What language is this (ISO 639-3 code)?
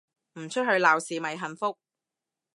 yue